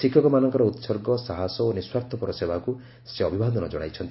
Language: Odia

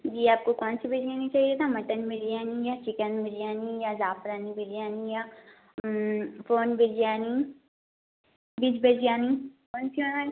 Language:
Urdu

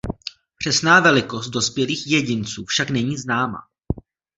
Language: Czech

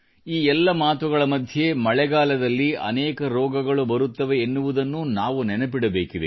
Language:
Kannada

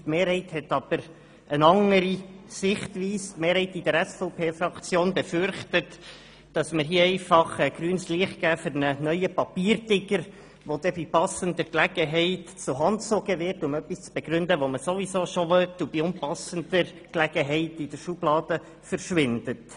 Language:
Swiss German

